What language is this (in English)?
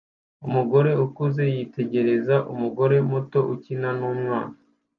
Kinyarwanda